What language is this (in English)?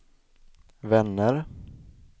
Swedish